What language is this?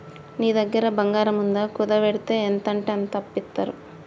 Telugu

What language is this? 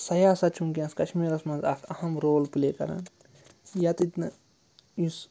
Kashmiri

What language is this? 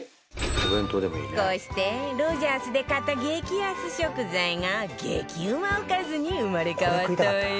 Japanese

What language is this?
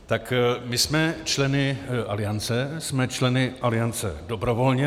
Czech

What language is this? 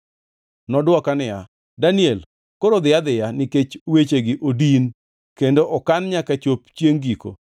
Luo (Kenya and Tanzania)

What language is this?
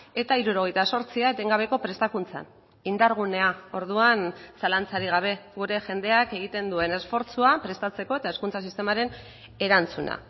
Basque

